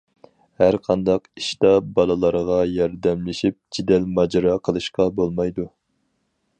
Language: Uyghur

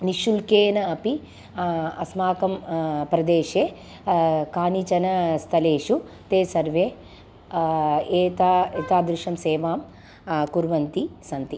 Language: Sanskrit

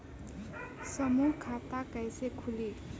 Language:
Bhojpuri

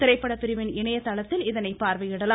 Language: Tamil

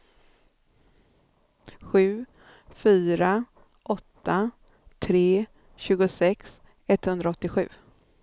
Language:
Swedish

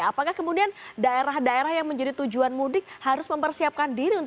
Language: Indonesian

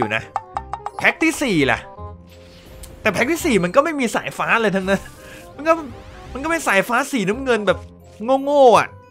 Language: Thai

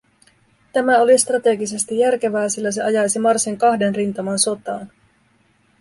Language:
Finnish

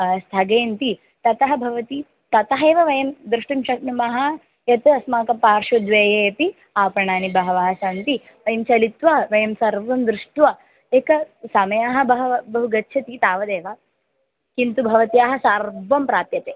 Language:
Sanskrit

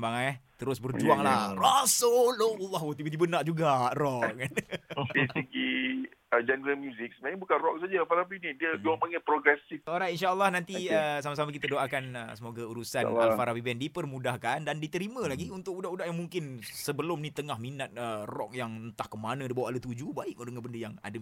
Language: Malay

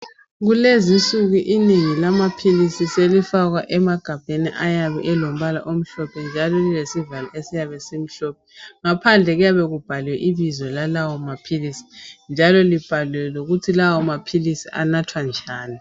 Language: North Ndebele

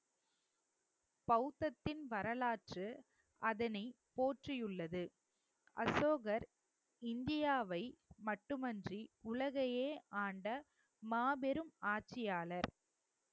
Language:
Tamil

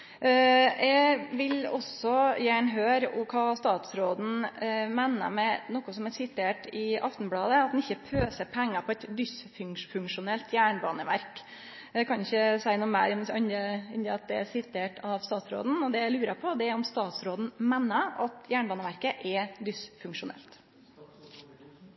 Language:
Norwegian Nynorsk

